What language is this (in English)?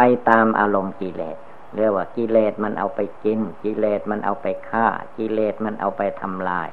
Thai